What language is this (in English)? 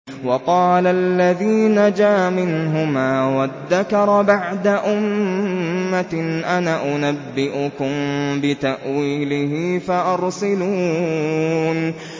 Arabic